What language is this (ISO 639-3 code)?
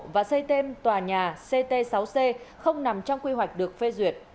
vie